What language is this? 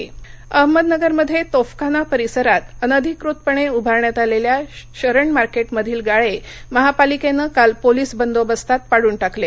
Marathi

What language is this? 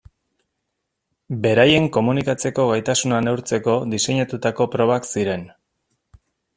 Basque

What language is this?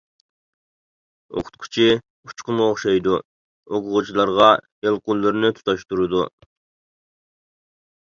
Uyghur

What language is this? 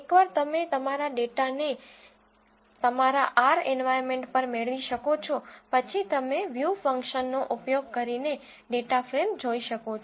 Gujarati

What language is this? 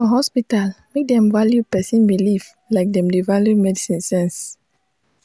Nigerian Pidgin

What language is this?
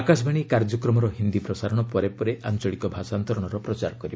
Odia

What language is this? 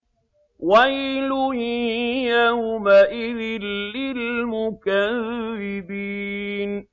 Arabic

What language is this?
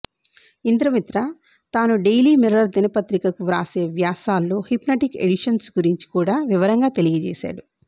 Telugu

